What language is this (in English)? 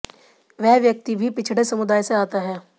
Hindi